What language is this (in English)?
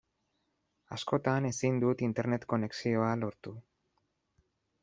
Basque